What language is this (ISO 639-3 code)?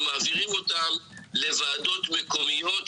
heb